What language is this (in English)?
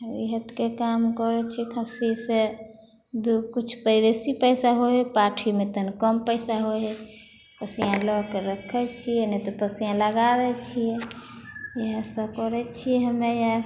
Maithili